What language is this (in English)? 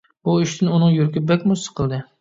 Uyghur